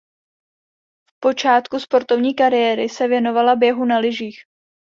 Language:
Czech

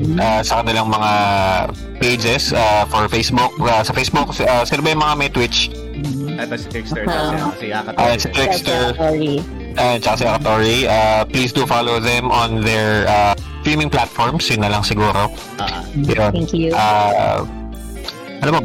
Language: Filipino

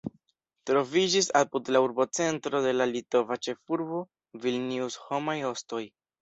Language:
Esperanto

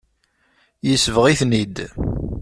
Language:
Kabyle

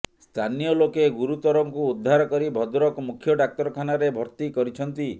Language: Odia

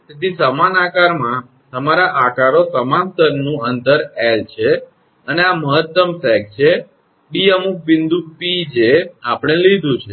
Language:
Gujarati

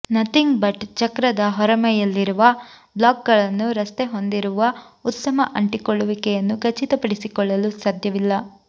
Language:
Kannada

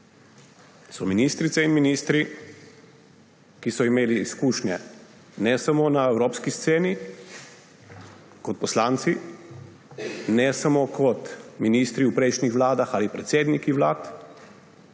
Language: Slovenian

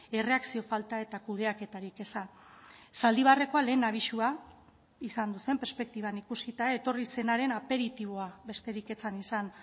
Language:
Basque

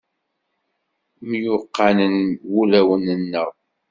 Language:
Kabyle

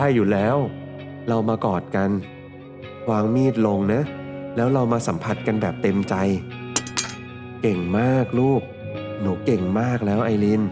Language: Thai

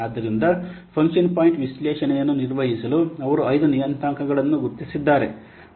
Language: Kannada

